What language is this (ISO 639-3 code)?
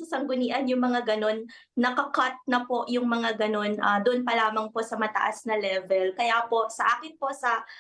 fil